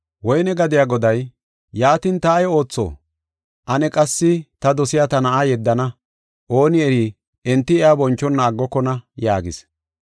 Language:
Gofa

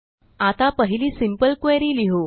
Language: Marathi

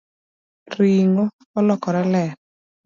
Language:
Luo (Kenya and Tanzania)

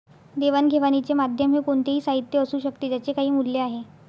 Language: Marathi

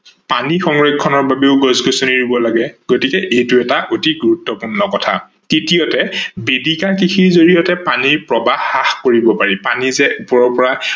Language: Assamese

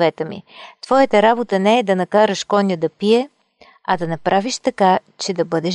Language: Bulgarian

